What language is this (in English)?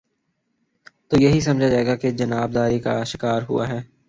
Urdu